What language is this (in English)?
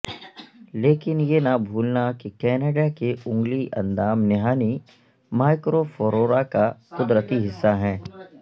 Urdu